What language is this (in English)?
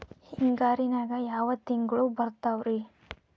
Kannada